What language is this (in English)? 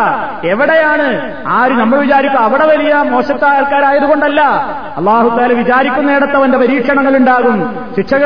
Malayalam